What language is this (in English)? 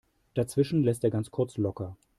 German